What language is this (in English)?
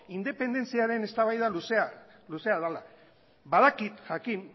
Basque